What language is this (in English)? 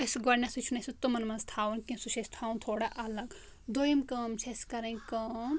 Kashmiri